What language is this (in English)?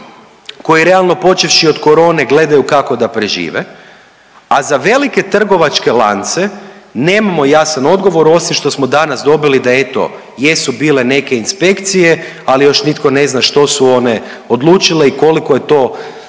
Croatian